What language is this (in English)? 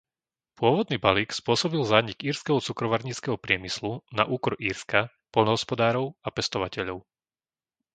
Slovak